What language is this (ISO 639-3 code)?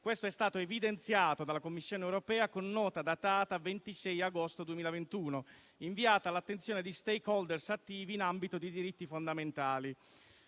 ita